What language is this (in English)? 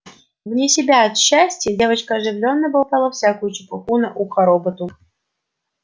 Russian